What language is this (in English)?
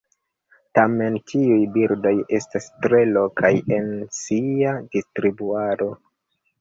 Esperanto